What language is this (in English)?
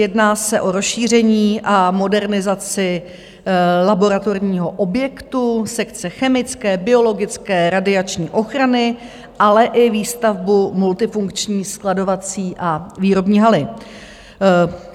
Czech